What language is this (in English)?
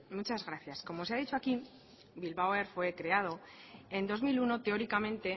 Spanish